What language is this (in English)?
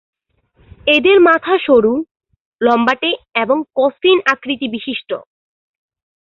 Bangla